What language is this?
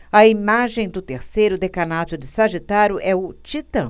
Portuguese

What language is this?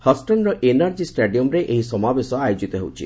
Odia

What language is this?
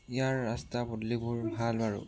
Assamese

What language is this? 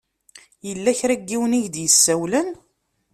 Kabyle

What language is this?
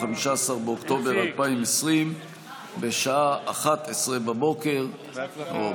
Hebrew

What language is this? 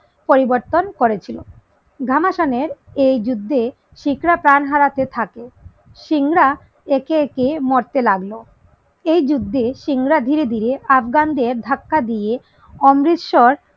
Bangla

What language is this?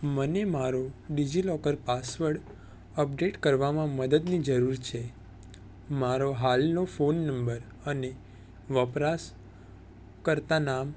Gujarati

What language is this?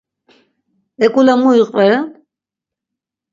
Laz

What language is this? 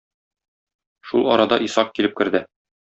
Tatar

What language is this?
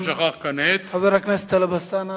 Hebrew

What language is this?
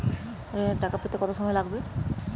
Bangla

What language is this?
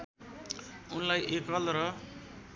Nepali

